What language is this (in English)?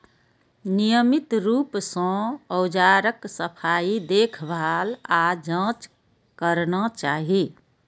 Maithili